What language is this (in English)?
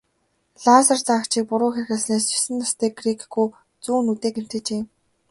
Mongolian